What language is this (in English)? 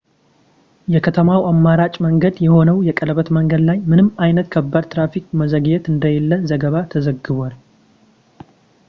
Amharic